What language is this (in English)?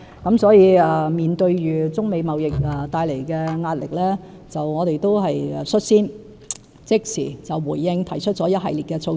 Cantonese